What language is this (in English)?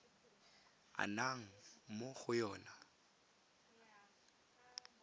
Tswana